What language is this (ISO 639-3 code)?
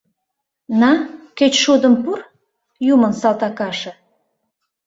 chm